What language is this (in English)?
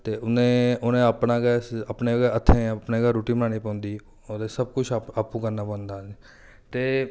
Dogri